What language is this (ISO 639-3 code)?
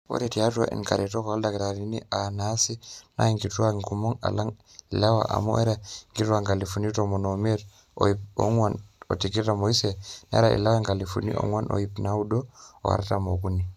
mas